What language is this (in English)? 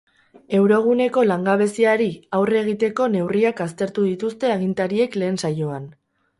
Basque